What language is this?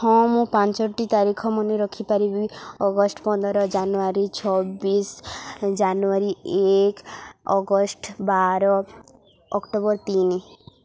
Odia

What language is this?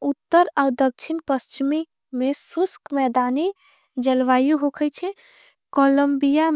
Angika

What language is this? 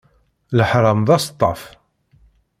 Kabyle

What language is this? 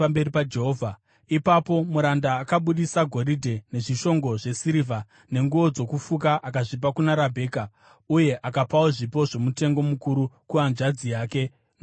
Shona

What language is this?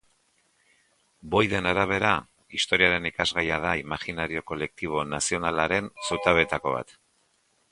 Basque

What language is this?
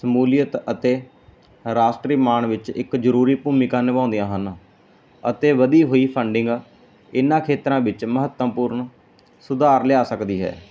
Punjabi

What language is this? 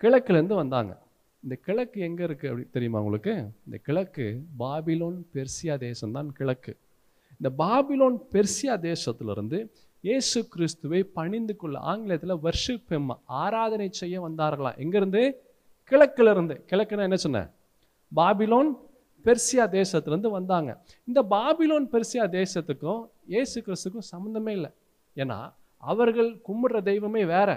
Tamil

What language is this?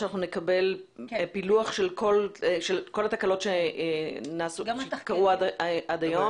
Hebrew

